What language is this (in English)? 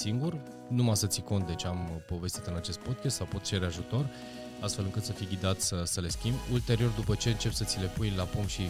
Romanian